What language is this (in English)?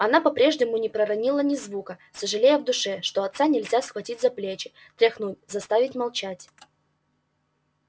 Russian